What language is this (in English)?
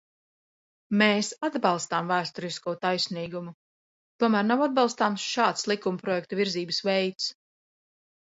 Latvian